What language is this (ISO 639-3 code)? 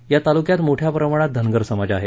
mar